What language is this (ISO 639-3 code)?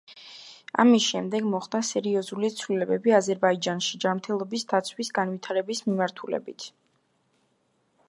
kat